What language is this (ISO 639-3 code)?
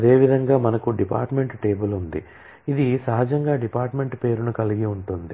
tel